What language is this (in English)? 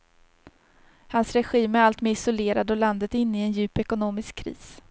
Swedish